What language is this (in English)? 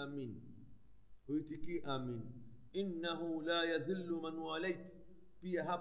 Swahili